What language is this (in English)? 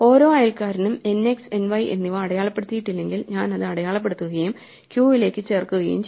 Malayalam